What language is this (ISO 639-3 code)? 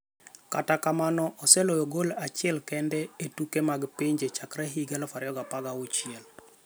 luo